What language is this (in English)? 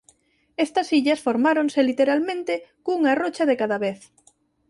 Galician